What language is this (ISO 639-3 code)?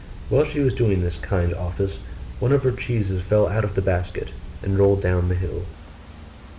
eng